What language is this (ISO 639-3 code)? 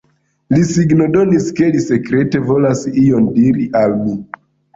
epo